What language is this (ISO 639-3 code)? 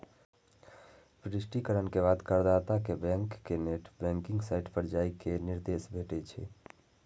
mai